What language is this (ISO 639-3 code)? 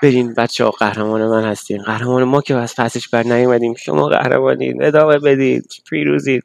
fas